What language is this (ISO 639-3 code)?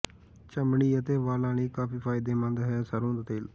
pan